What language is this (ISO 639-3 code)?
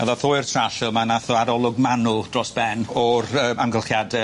cym